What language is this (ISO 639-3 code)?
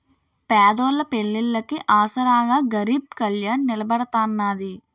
tel